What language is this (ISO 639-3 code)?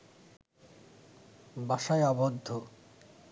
ben